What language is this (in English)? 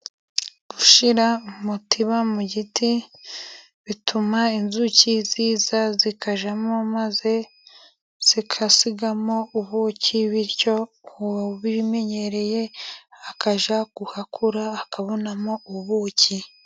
Kinyarwanda